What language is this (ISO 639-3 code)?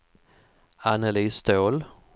swe